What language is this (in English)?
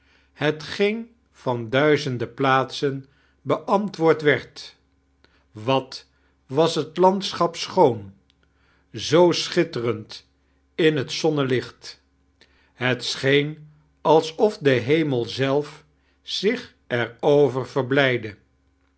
Dutch